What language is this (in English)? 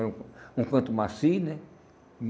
Portuguese